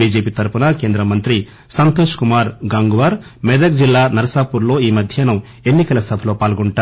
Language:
Telugu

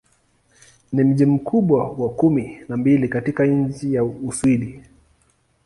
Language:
Swahili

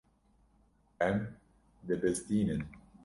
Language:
Kurdish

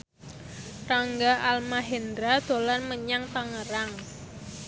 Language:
Javanese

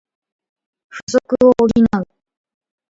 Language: Japanese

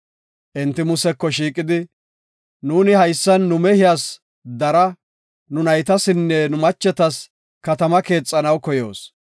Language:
Gofa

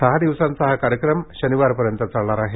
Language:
Marathi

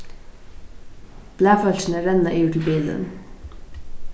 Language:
Faroese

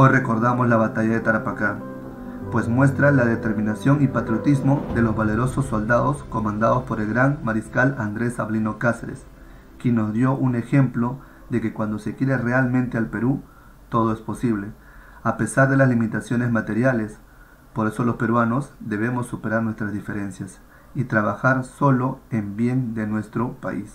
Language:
Spanish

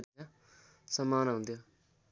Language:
Nepali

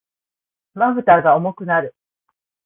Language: Japanese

